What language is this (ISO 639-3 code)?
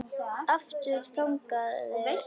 isl